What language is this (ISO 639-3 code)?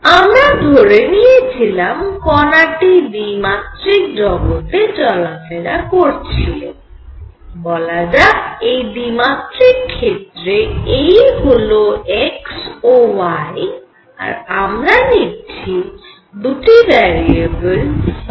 ben